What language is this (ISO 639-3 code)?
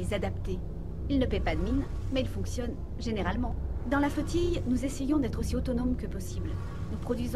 fra